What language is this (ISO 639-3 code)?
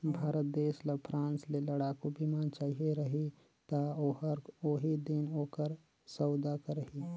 hne